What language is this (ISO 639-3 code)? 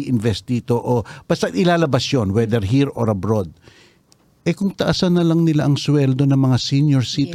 fil